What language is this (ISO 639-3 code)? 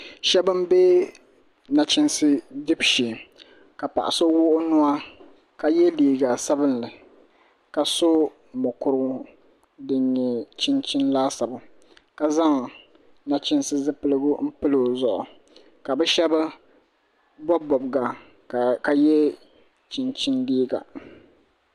dag